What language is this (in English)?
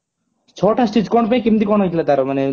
Odia